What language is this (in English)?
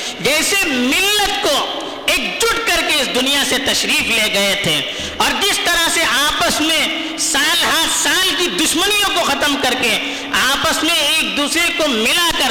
Urdu